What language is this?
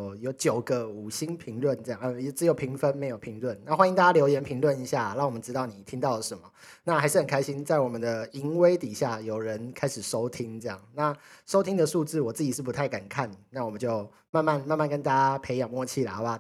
Chinese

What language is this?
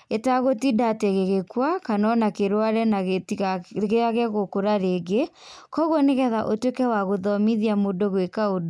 Kikuyu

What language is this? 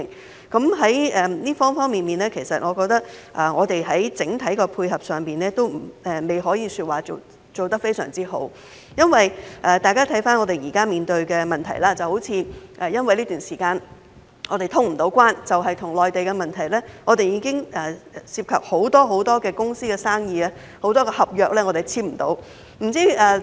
Cantonese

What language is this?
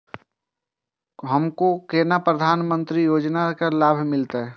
Maithili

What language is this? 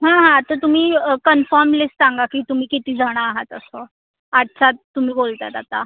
Marathi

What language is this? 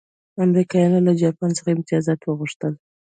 Pashto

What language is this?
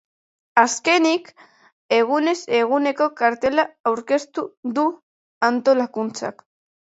Basque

